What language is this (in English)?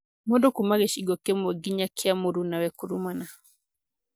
Kikuyu